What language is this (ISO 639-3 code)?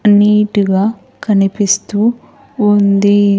tel